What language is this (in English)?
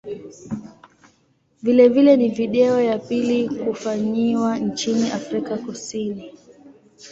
Swahili